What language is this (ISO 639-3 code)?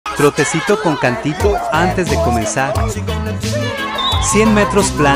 spa